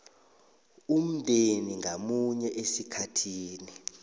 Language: South Ndebele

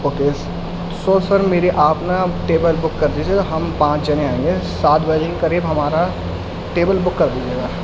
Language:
Urdu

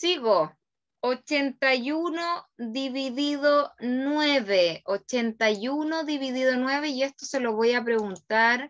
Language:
Spanish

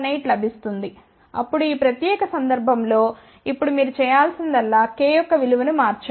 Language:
Telugu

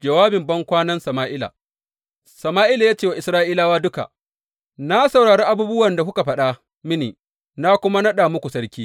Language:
Hausa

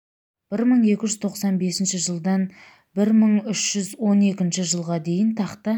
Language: Kazakh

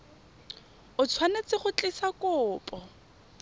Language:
Tswana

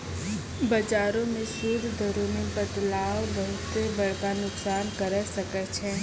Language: Maithili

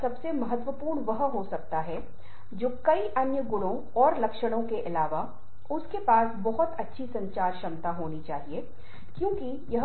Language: Hindi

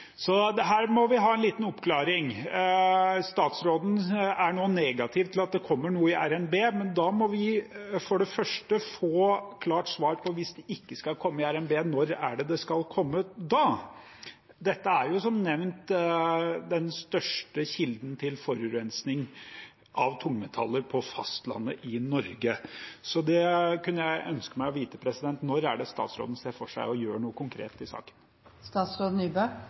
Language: Norwegian Bokmål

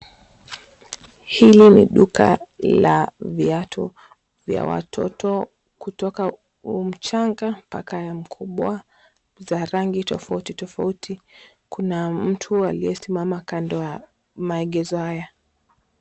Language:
Swahili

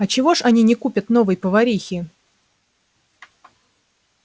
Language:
Russian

